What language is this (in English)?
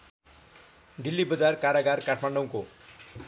Nepali